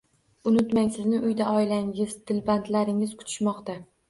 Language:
Uzbek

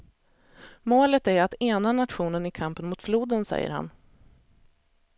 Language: Swedish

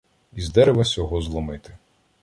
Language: Ukrainian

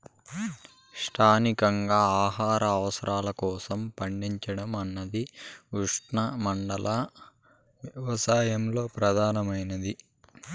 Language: Telugu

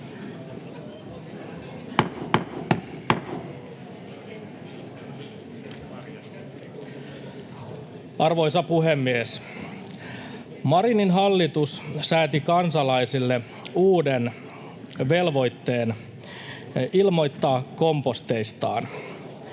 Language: Finnish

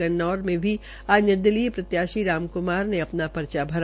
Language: Hindi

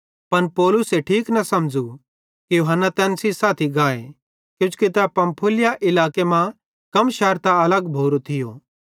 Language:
Bhadrawahi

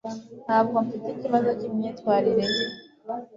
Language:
Kinyarwanda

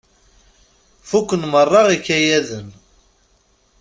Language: Kabyle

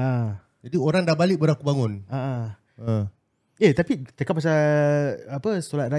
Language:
Malay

